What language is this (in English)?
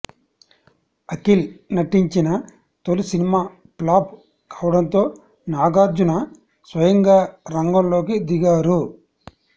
Telugu